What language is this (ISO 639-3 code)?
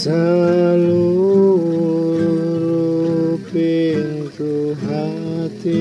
ind